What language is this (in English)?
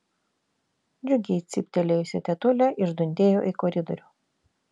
Lithuanian